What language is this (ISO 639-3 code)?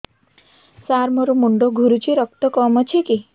ori